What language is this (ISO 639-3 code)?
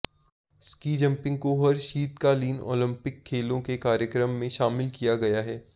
hin